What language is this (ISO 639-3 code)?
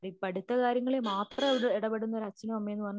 mal